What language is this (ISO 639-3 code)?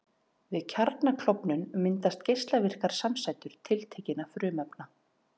isl